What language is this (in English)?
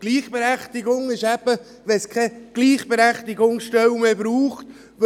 Swiss German